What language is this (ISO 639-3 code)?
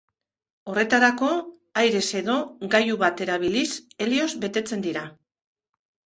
eus